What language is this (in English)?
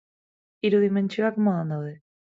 Basque